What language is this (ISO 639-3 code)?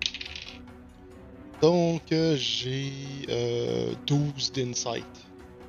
fra